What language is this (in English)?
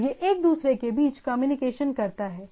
Hindi